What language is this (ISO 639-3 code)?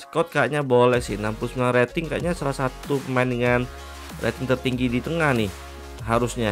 ind